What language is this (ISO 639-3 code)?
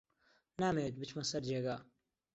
ckb